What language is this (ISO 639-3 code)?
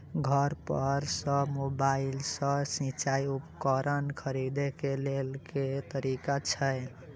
mai